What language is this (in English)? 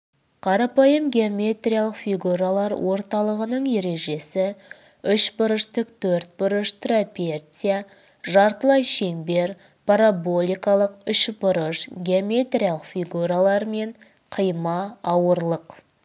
Kazakh